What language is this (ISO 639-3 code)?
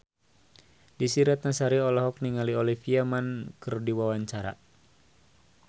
sun